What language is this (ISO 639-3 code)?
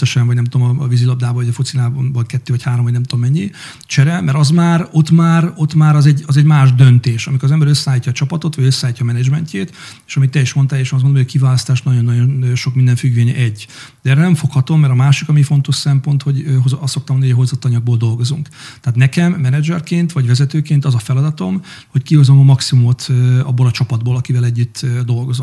hun